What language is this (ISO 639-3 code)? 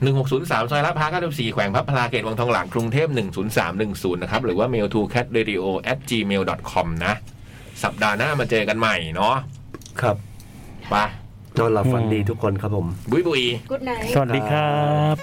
tha